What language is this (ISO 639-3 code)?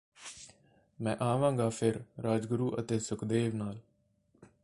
pan